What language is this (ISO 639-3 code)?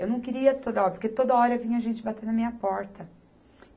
por